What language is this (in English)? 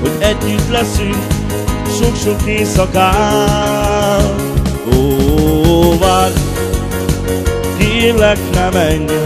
Hungarian